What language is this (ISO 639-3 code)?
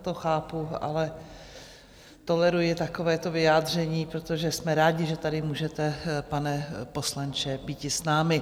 ces